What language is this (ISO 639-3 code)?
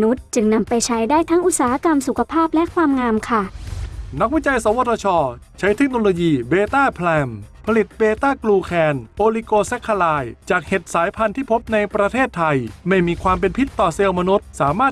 tha